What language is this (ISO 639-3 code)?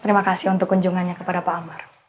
ind